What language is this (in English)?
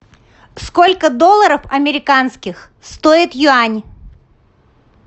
Russian